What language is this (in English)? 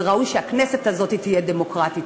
Hebrew